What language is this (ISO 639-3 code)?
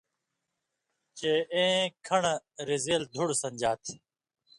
mvy